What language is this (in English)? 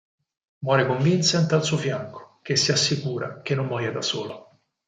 Italian